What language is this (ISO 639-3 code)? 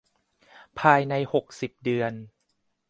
tha